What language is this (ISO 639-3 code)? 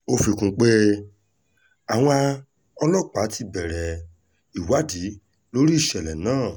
yor